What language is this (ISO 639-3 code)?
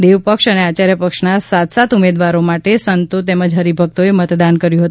guj